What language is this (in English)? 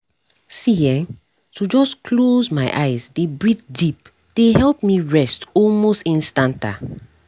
Nigerian Pidgin